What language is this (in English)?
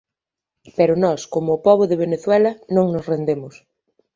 Galician